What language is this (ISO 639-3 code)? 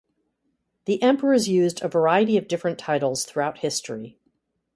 eng